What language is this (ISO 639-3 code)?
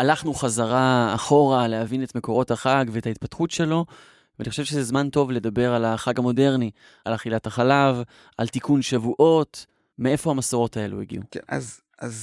heb